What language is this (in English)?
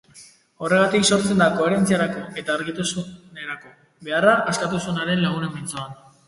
Basque